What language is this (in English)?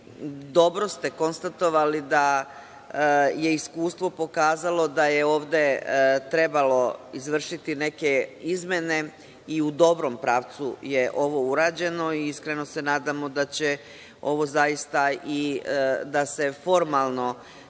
Serbian